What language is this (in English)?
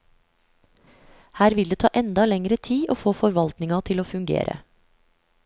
Norwegian